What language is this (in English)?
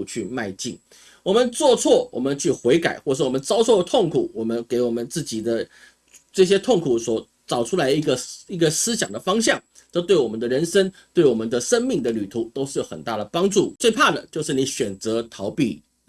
Chinese